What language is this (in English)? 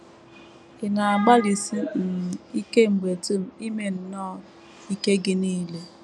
Igbo